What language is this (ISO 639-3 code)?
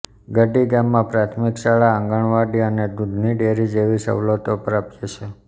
guj